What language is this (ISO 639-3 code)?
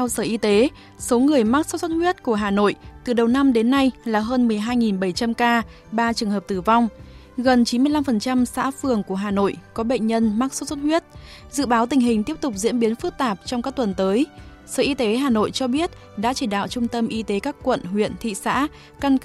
vie